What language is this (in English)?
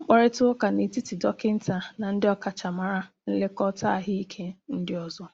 Igbo